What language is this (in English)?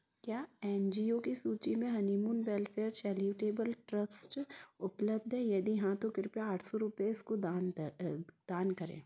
Hindi